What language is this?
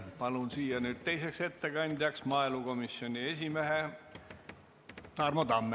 Estonian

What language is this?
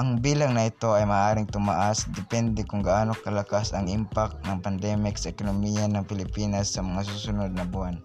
Filipino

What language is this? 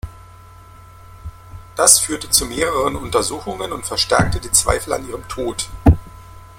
German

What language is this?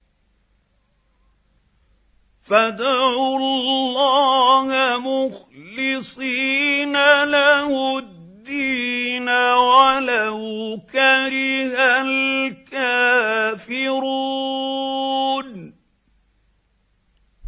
Arabic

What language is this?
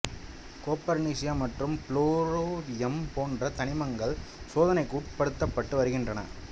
Tamil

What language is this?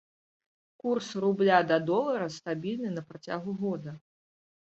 Belarusian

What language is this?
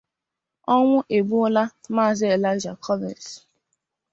Igbo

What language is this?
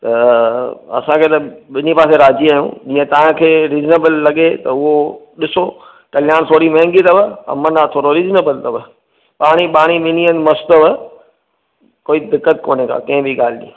Sindhi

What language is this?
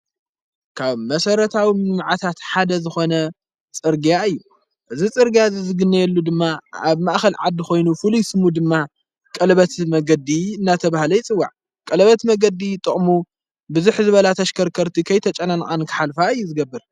Tigrinya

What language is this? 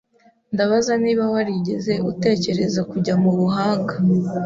Kinyarwanda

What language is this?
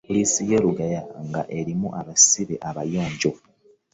Ganda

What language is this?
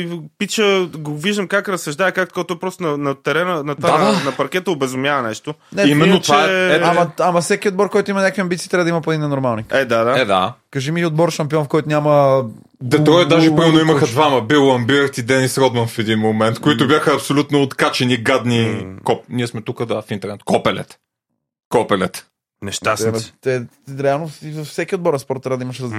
Bulgarian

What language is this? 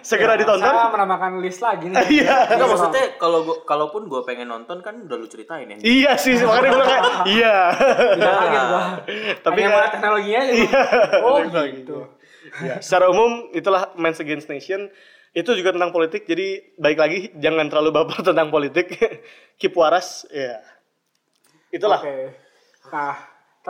Indonesian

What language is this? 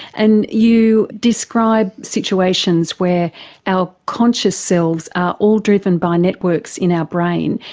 English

